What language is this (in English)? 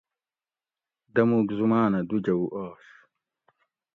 Gawri